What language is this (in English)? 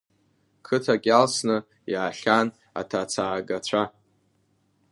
Abkhazian